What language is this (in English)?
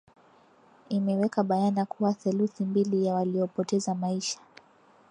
Swahili